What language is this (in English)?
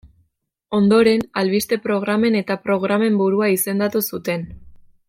Basque